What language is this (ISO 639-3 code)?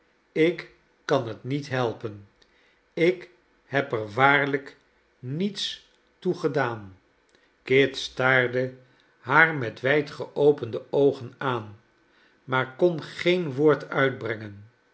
nld